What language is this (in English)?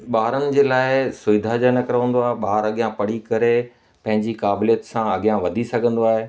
Sindhi